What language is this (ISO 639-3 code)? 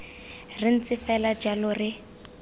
tsn